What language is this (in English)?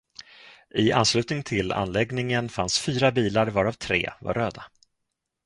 Swedish